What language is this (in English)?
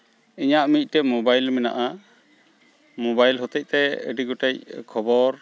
Santali